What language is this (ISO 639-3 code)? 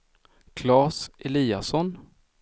swe